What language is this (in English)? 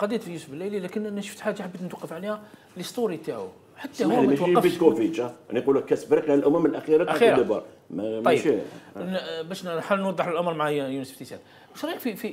Arabic